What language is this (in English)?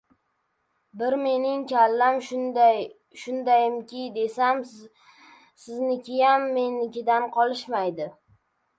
Uzbek